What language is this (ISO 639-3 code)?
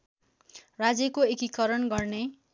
nep